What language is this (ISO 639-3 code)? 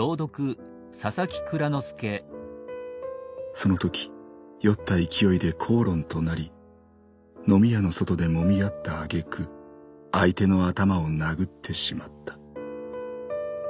jpn